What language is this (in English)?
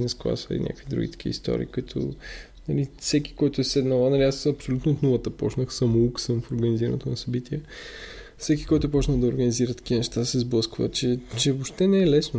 Bulgarian